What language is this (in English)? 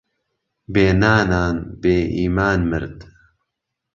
Central Kurdish